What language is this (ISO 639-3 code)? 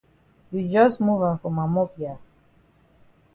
wes